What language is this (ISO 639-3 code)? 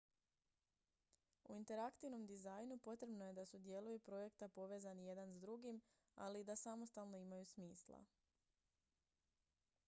hrv